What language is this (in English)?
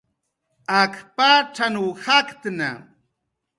Jaqaru